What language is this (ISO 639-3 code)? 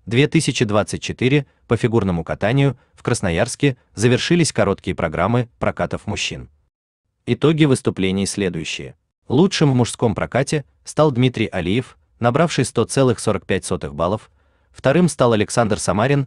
rus